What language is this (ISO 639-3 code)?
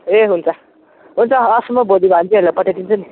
nep